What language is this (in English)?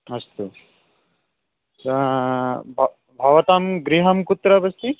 Sanskrit